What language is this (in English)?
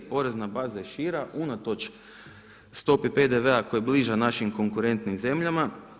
Croatian